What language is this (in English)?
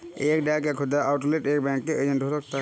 Hindi